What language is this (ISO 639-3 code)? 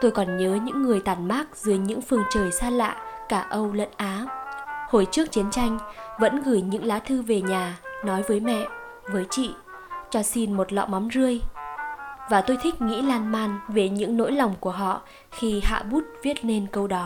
vie